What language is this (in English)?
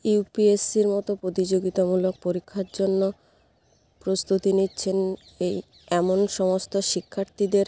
Bangla